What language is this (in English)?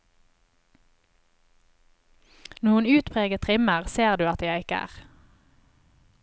Norwegian